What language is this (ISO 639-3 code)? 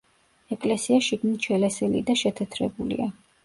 kat